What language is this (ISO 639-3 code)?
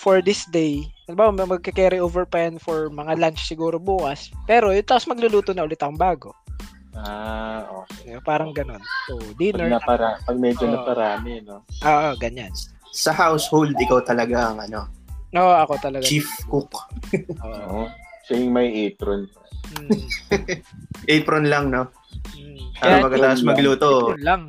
fil